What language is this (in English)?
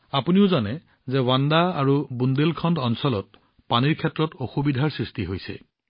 Assamese